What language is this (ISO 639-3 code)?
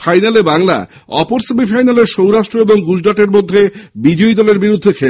ben